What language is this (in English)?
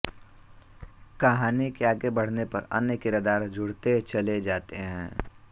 Hindi